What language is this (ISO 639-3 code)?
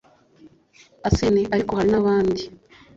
kin